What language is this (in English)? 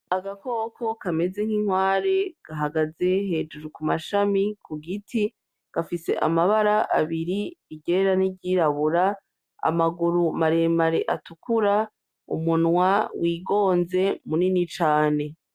Rundi